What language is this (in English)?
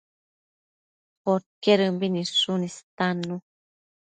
Matsés